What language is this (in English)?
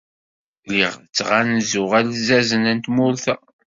Kabyle